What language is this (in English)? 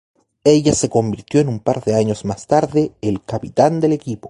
Spanish